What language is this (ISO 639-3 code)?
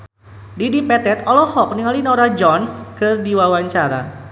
sun